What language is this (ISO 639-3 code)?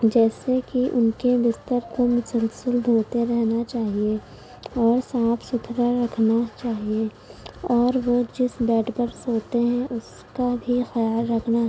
urd